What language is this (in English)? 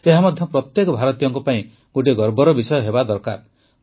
Odia